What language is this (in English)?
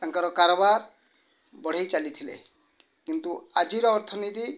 Odia